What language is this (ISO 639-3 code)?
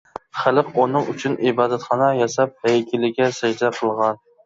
uig